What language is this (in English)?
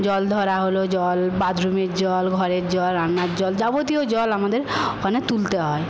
Bangla